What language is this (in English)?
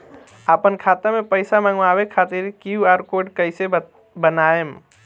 Bhojpuri